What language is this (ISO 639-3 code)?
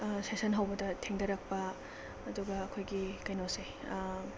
mni